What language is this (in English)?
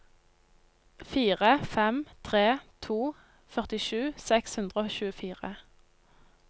Norwegian